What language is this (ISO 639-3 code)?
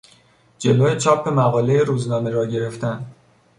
fas